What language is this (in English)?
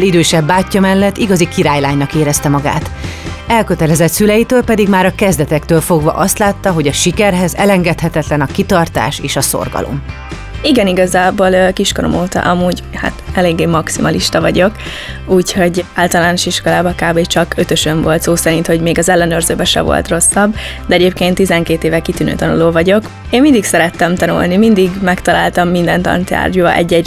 Hungarian